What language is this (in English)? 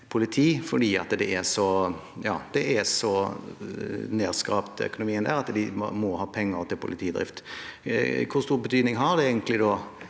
Norwegian